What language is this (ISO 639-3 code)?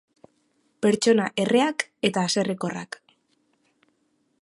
eus